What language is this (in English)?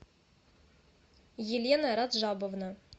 Russian